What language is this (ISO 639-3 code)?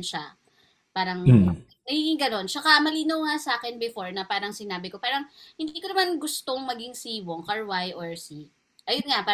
fil